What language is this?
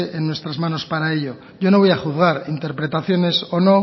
Spanish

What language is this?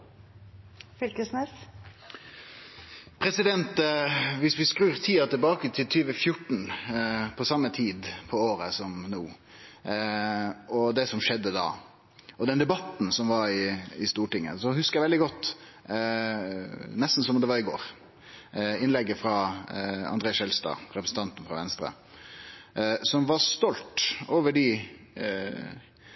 Norwegian Nynorsk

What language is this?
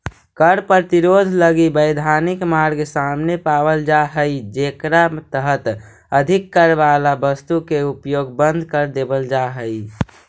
Magahi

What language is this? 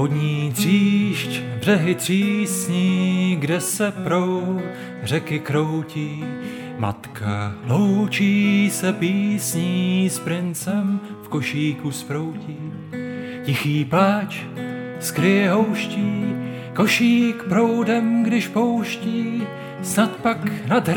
Czech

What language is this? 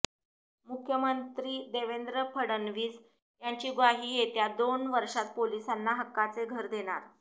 Marathi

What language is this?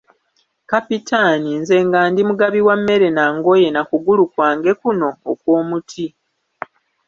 Ganda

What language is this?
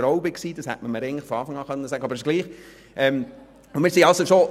Swiss German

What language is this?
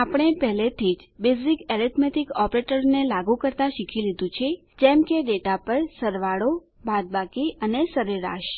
Gujarati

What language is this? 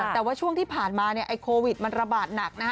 Thai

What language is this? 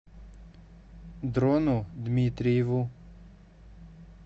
Russian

